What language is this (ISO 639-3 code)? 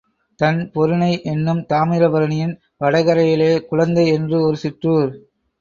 tam